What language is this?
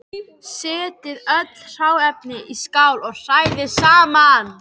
Icelandic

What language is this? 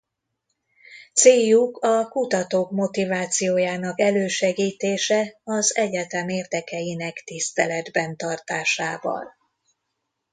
Hungarian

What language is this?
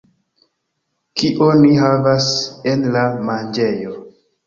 Esperanto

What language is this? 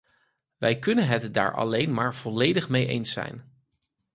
Dutch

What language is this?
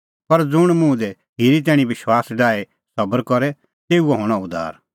Kullu Pahari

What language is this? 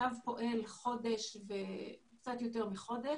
Hebrew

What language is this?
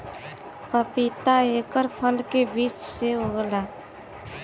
Bhojpuri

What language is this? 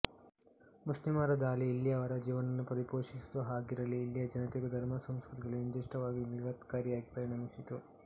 Kannada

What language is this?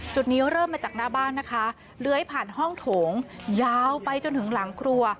Thai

